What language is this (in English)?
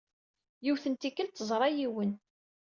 Kabyle